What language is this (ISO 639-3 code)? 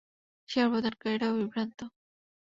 ben